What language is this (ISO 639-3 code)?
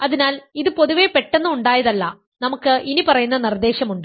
mal